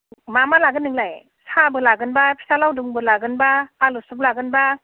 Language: Bodo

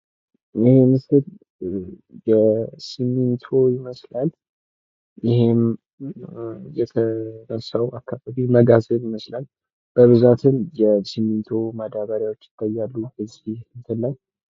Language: Amharic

